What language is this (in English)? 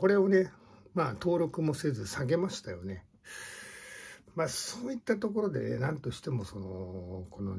Japanese